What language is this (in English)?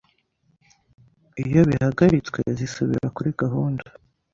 Kinyarwanda